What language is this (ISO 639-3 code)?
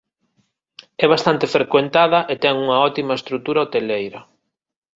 glg